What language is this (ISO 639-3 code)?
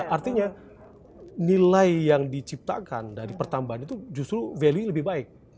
ind